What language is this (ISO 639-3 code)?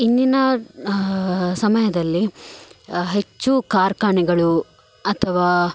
kan